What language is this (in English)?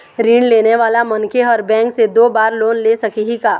Chhattisgarhi